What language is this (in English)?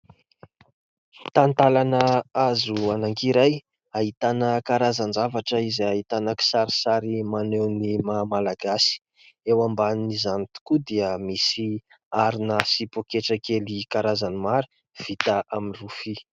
Malagasy